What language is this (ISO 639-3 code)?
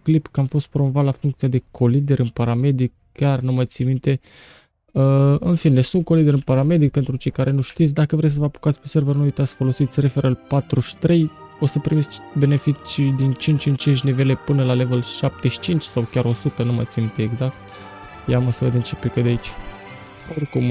ron